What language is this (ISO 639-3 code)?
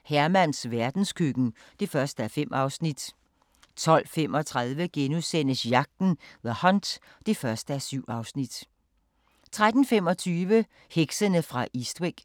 dan